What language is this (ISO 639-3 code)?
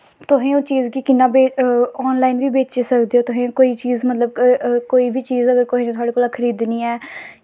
doi